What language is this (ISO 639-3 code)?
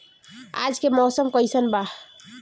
bho